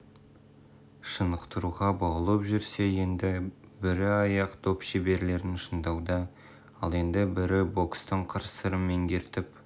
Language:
Kazakh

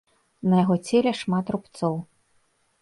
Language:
Belarusian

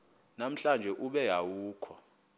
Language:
Xhosa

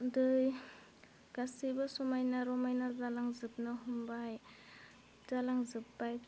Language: Bodo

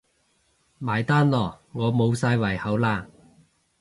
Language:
Cantonese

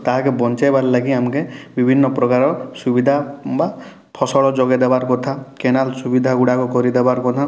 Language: Odia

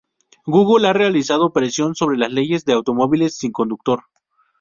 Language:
Spanish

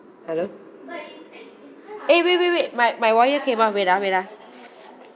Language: English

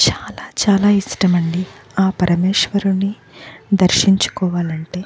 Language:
Telugu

